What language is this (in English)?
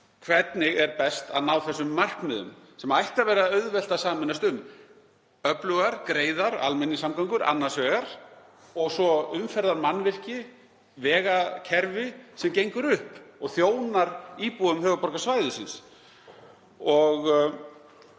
Icelandic